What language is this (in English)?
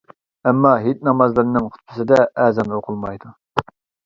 Uyghur